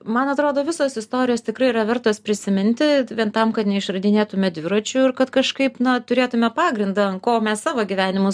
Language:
Lithuanian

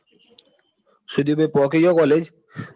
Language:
Gujarati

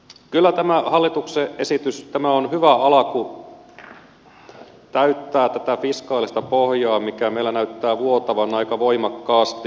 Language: Finnish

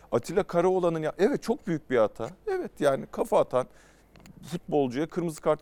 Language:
Turkish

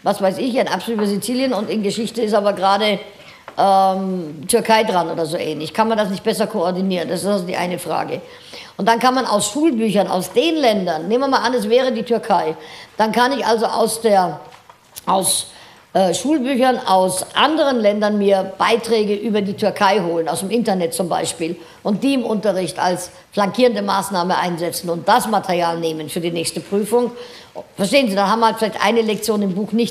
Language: German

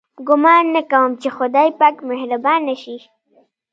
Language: Pashto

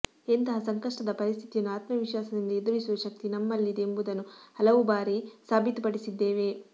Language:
Kannada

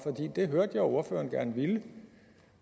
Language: Danish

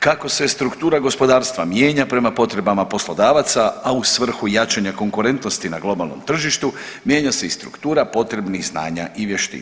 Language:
Croatian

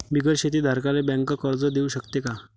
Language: Marathi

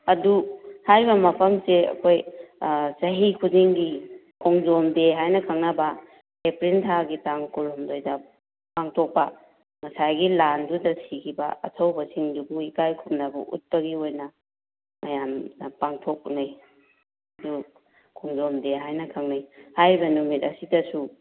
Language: Manipuri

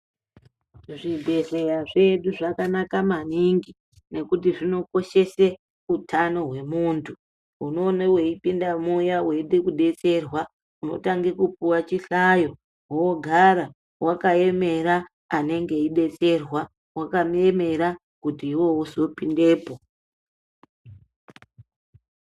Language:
Ndau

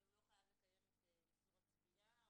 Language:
Hebrew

